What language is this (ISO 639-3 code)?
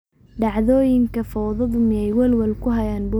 som